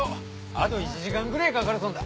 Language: Japanese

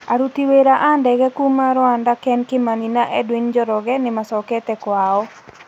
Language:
Kikuyu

